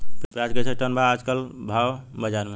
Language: Bhojpuri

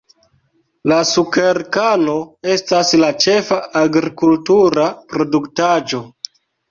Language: Esperanto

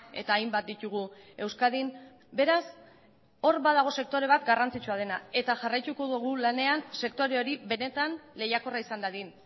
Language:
Basque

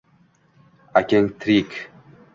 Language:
Uzbek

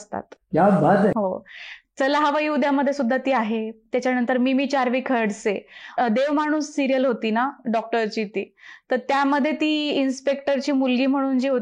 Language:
Marathi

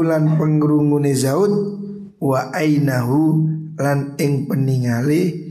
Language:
Indonesian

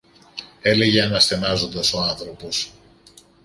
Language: Greek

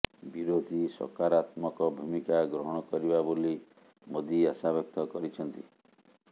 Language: Odia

